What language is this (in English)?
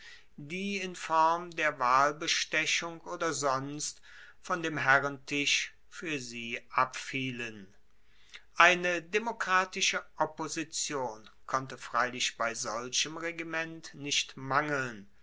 German